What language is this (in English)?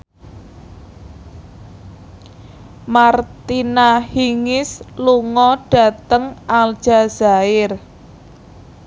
Javanese